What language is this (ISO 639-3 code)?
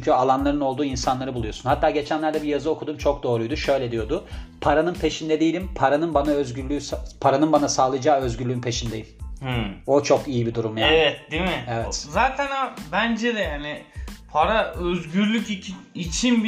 tur